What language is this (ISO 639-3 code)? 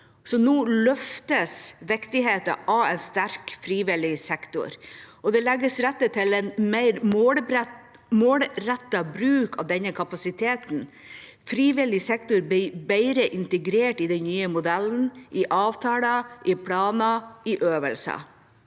nor